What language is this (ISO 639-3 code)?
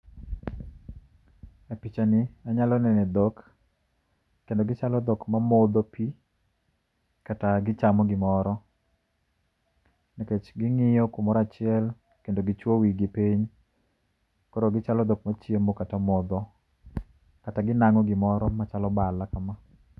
luo